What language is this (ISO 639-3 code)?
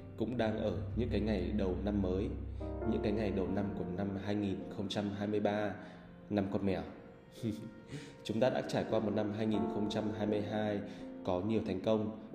vie